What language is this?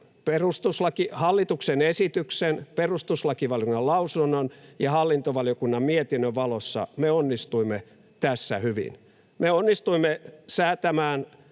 Finnish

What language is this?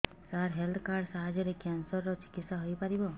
Odia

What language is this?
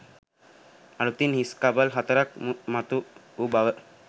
Sinhala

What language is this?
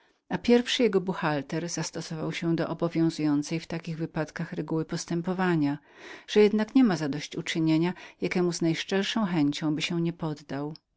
Polish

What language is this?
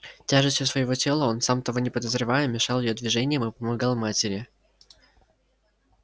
Russian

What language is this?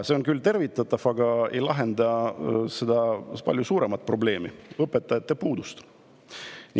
Estonian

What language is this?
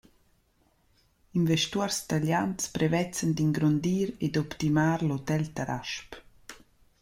Romansh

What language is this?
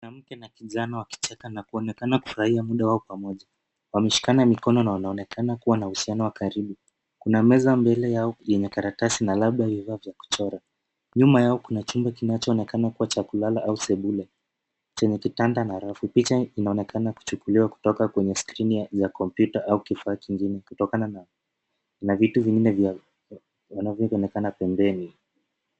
Swahili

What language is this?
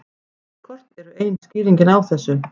Icelandic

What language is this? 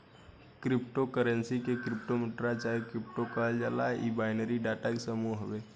Bhojpuri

